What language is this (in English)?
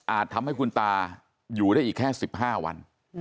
Thai